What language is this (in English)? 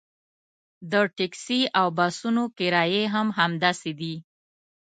Pashto